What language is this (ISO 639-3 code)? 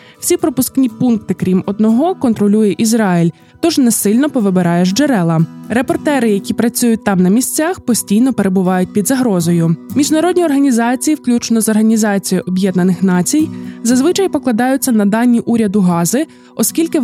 ukr